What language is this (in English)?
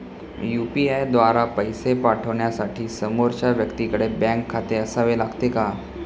Marathi